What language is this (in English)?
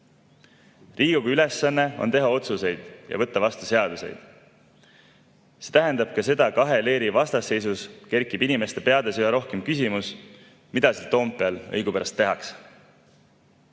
Estonian